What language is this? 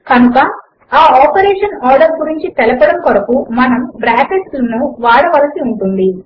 Telugu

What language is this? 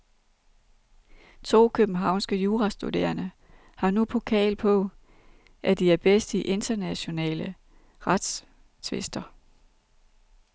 Danish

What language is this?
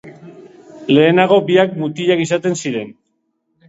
Basque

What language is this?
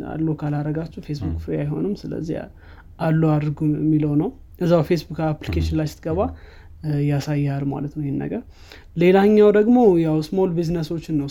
Amharic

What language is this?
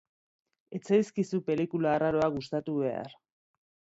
Basque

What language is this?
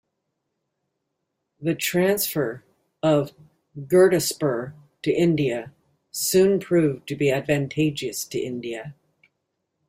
English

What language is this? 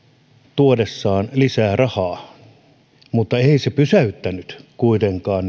Finnish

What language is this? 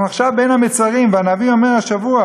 Hebrew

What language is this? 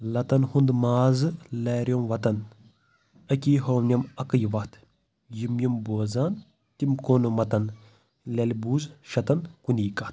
Kashmiri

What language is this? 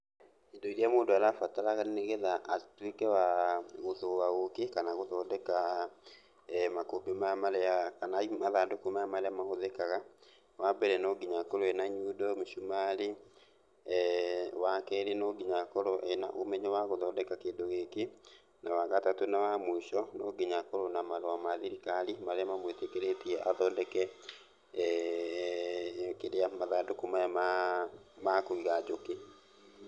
Kikuyu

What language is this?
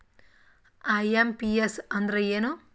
Kannada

